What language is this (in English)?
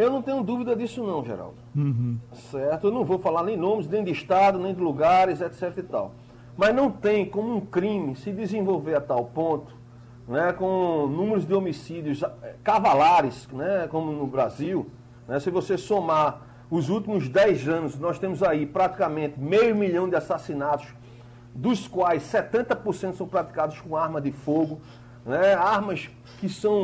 Portuguese